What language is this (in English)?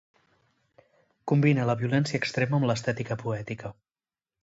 Catalan